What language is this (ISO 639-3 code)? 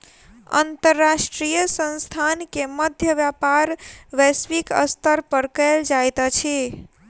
mai